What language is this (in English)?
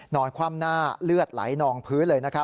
Thai